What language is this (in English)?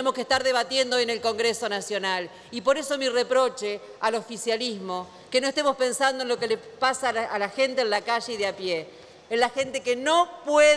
Spanish